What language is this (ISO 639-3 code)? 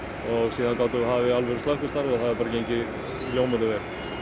isl